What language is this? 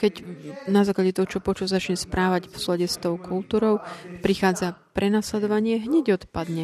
Slovak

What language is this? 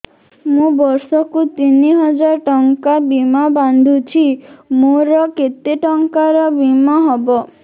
Odia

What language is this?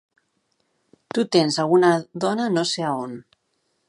Catalan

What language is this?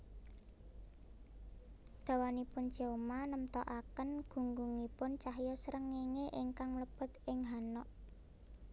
Javanese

